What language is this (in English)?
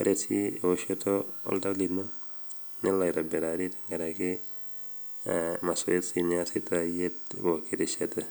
Masai